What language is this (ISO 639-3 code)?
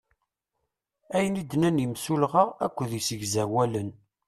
kab